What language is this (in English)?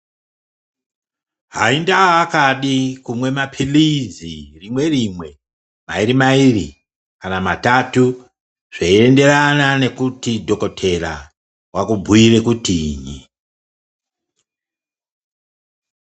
Ndau